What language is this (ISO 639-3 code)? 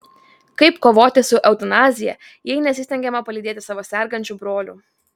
lit